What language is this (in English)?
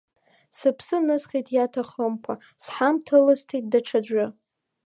Abkhazian